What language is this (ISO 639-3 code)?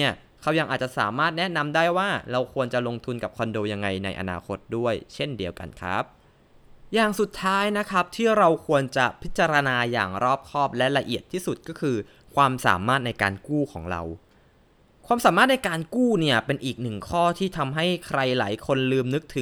tha